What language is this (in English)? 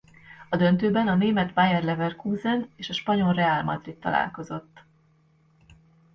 Hungarian